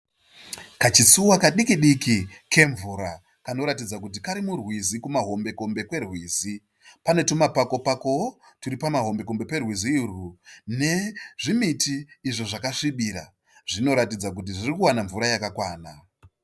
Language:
Shona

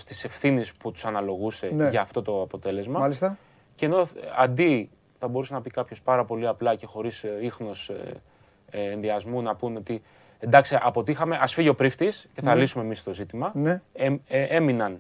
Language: Greek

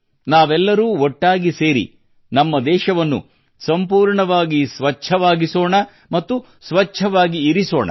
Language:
Kannada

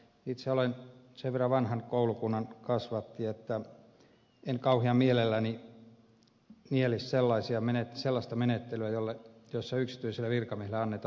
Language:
Finnish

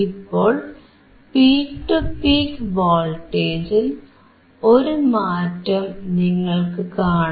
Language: Malayalam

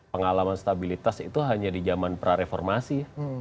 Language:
Indonesian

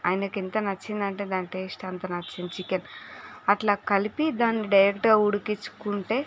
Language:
Telugu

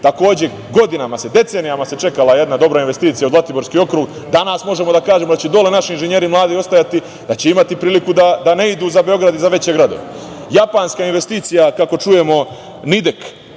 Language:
Serbian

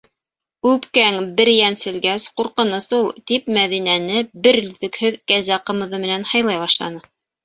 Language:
Bashkir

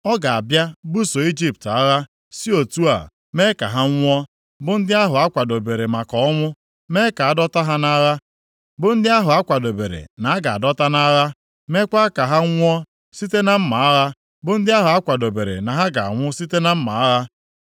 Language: Igbo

